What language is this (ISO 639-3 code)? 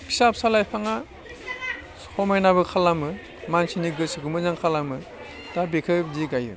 brx